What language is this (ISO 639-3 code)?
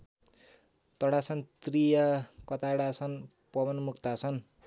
nep